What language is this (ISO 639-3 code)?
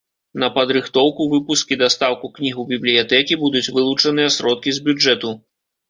bel